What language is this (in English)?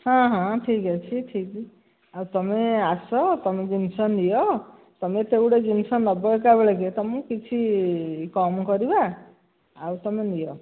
Odia